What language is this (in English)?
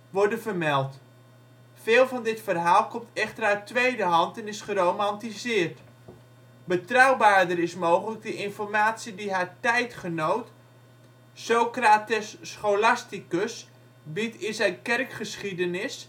Dutch